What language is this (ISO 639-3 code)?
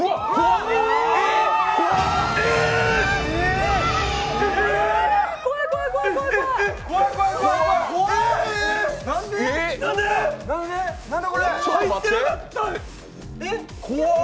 jpn